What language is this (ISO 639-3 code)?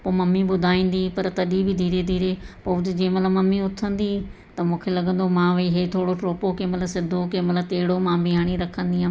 snd